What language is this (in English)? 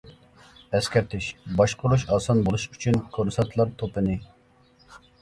Uyghur